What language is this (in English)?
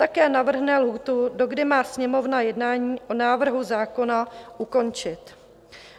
Czech